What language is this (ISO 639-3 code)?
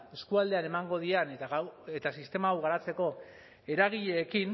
eus